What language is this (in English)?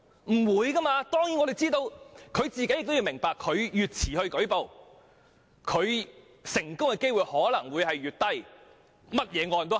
Cantonese